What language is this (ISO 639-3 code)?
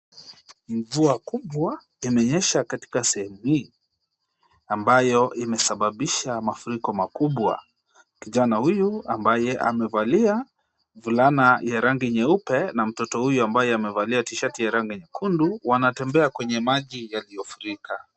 swa